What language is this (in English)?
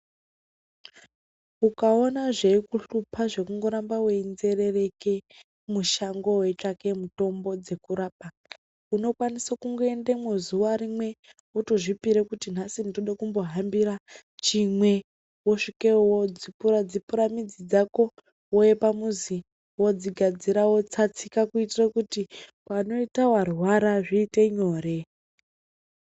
Ndau